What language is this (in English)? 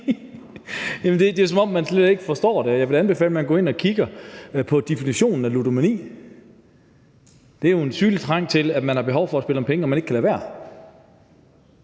Danish